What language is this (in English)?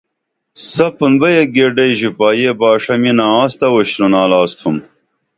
Dameli